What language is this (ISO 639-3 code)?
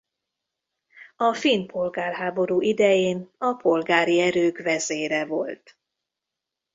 hun